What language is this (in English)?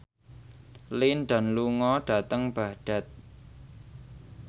Javanese